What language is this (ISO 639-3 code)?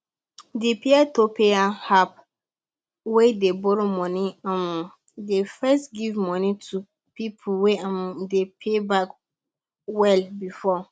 pcm